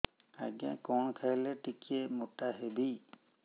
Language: Odia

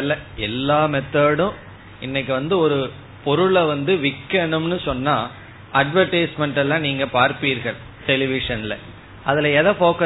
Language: Tamil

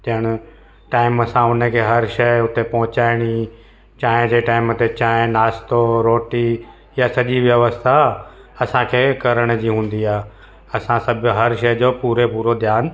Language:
Sindhi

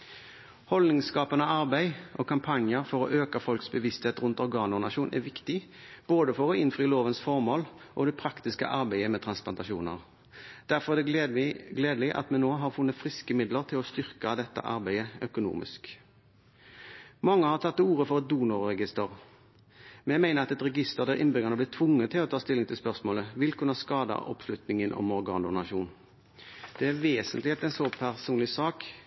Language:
Norwegian Bokmål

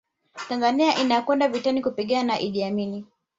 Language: Swahili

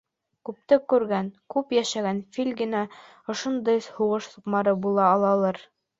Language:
Bashkir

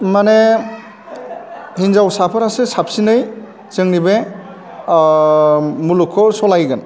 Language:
Bodo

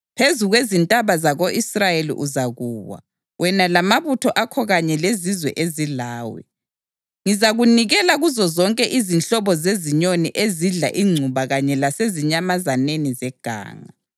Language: North Ndebele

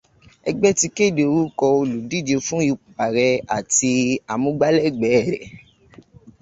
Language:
Yoruba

